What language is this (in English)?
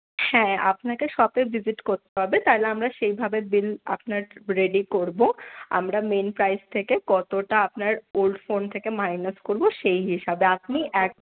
Bangla